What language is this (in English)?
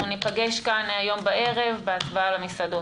Hebrew